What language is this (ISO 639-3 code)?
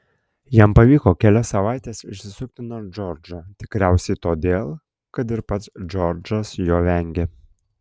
lit